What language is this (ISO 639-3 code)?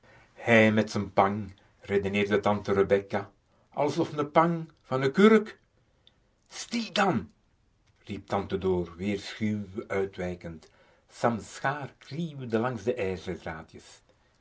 nld